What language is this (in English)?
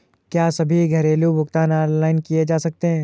Hindi